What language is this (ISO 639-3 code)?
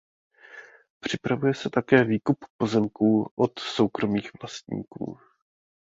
ces